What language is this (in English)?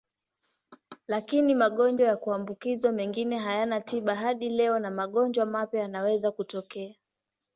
Swahili